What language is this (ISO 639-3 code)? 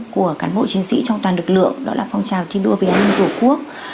vie